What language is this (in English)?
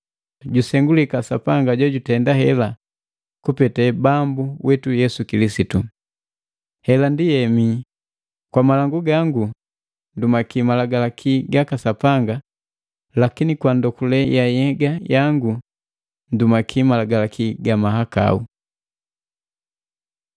Matengo